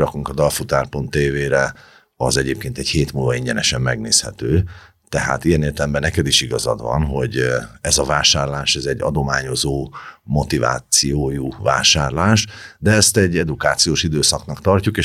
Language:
Hungarian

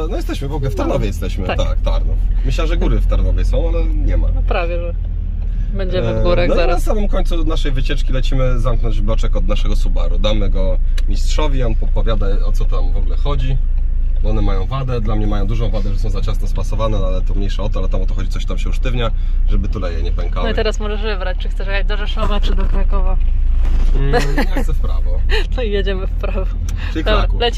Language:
Polish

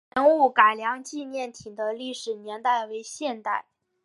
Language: Chinese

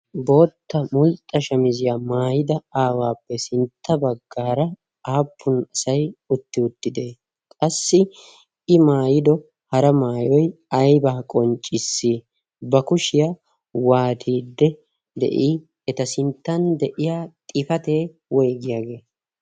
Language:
Wolaytta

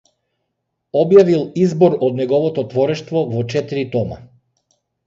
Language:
Macedonian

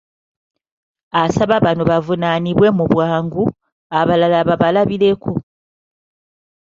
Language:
Ganda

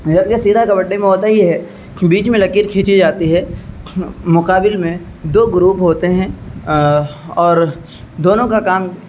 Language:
Urdu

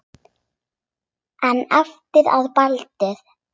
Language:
Icelandic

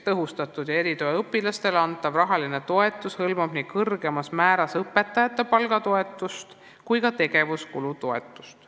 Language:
Estonian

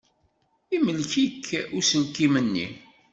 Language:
Kabyle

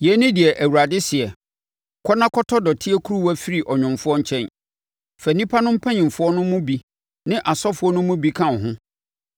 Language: Akan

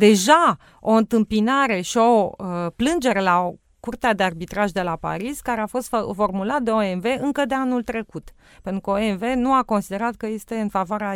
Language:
Romanian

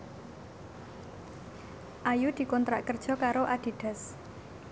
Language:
Javanese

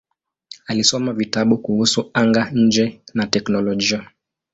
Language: Swahili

